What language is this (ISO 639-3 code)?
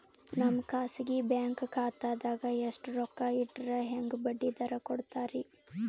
kan